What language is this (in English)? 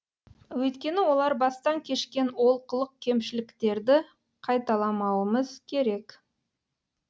Kazakh